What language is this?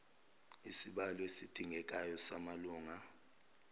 Zulu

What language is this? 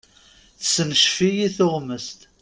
Kabyle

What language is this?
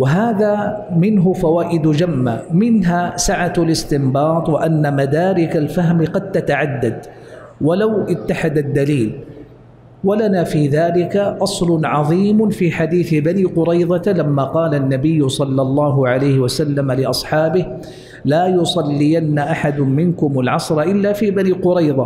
Arabic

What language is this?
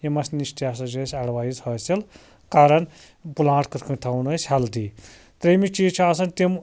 Kashmiri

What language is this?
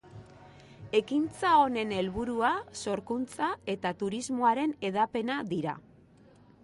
Basque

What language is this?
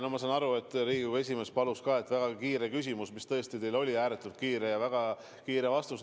Estonian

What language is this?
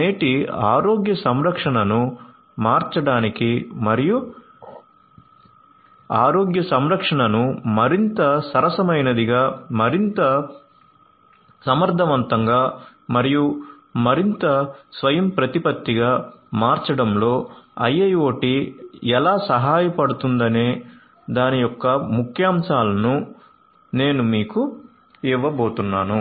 Telugu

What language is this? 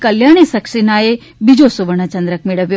Gujarati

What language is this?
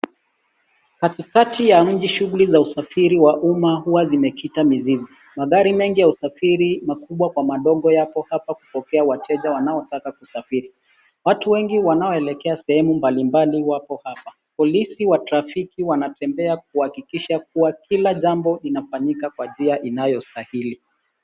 Swahili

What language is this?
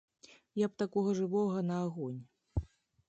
Belarusian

